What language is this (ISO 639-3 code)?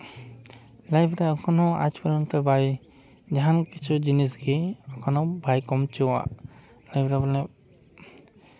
sat